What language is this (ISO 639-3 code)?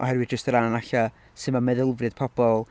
cym